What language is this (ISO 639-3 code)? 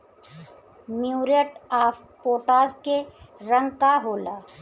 bho